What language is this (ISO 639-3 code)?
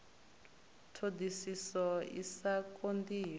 ven